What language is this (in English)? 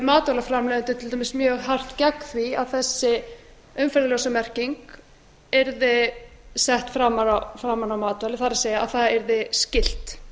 Icelandic